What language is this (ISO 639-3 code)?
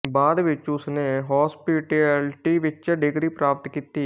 pan